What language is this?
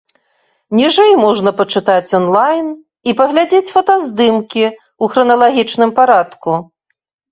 Belarusian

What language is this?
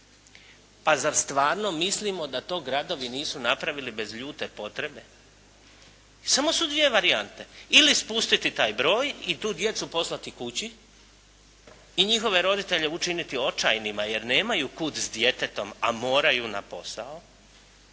Croatian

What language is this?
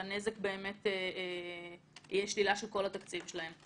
Hebrew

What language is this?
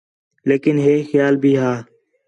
Khetrani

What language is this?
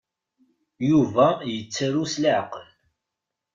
Kabyle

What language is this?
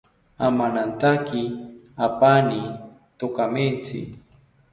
South Ucayali Ashéninka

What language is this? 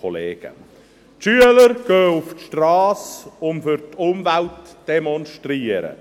Swiss German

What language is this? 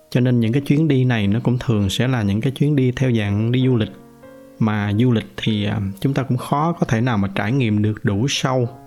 Vietnamese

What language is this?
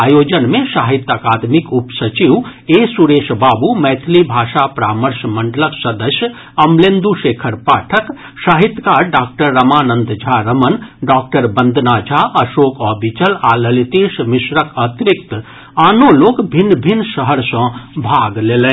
Maithili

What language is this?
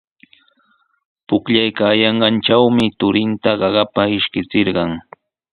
Sihuas Ancash Quechua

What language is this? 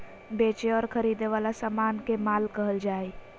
Magahi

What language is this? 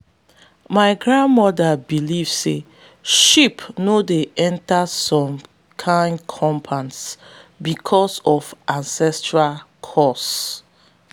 Nigerian Pidgin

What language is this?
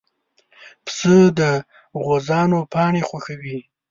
Pashto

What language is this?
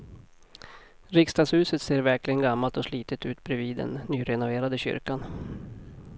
Swedish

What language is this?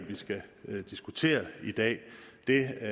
Danish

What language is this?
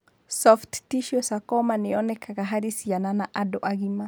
Kikuyu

